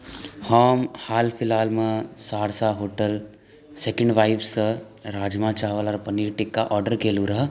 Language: Maithili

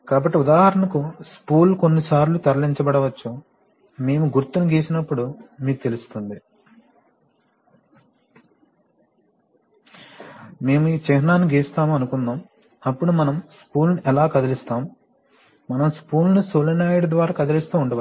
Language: Telugu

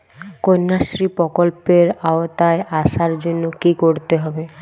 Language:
Bangla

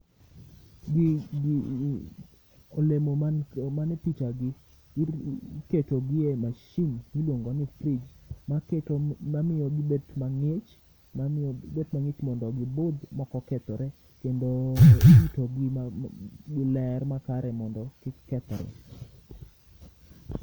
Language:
Luo (Kenya and Tanzania)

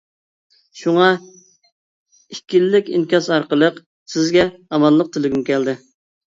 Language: Uyghur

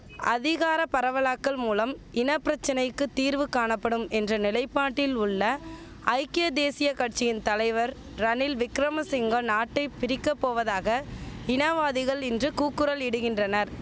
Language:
Tamil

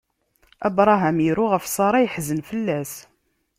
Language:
Kabyle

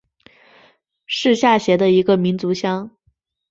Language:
Chinese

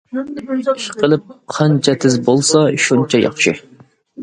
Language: Uyghur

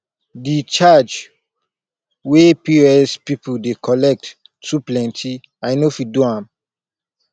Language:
Nigerian Pidgin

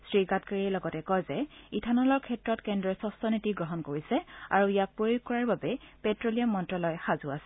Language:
Assamese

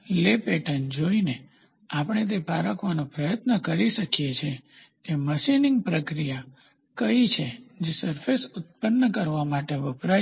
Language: Gujarati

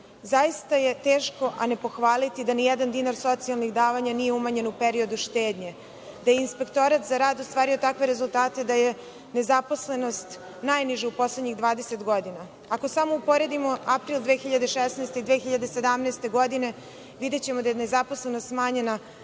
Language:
Serbian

